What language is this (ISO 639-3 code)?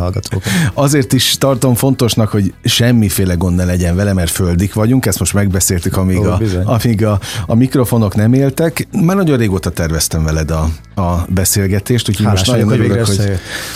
hun